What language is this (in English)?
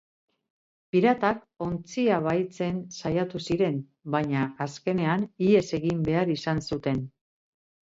Basque